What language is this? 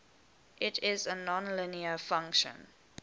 English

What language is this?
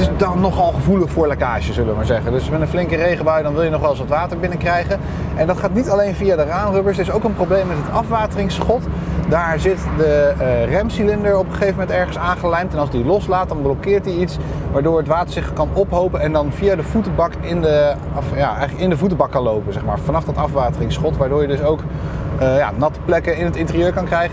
Dutch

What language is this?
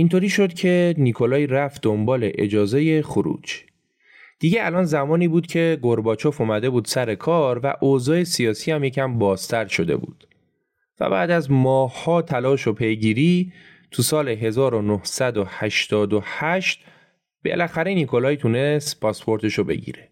Persian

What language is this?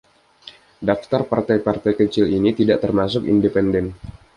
Indonesian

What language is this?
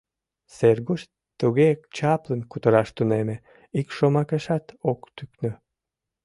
Mari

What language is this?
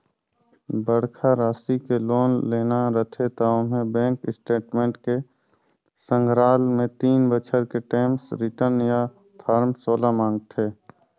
Chhattisgarhi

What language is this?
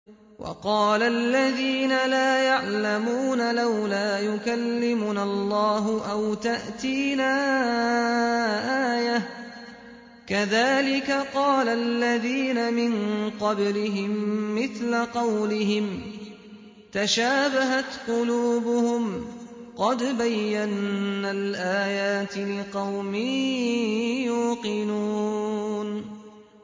Arabic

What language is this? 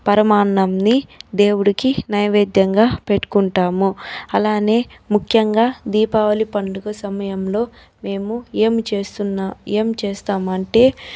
Telugu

